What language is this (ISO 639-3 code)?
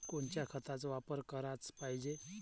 mar